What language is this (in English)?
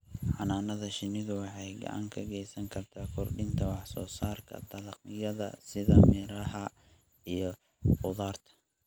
Somali